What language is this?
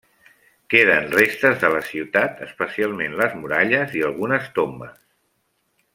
Catalan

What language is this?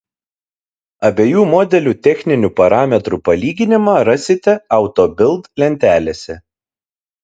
Lithuanian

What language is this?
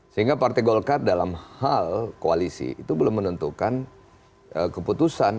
Indonesian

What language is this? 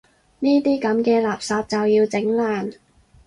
Cantonese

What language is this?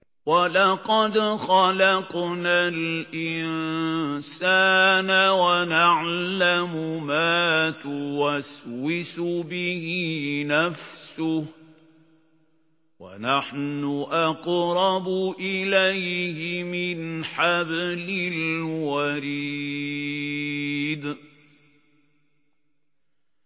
Arabic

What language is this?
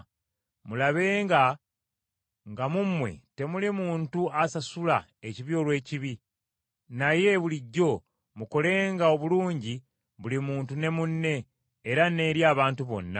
Ganda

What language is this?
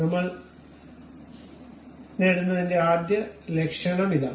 Malayalam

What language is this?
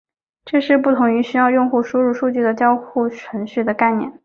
Chinese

